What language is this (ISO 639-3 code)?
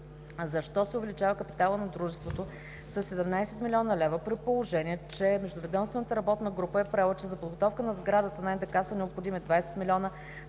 bul